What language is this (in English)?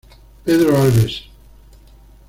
Spanish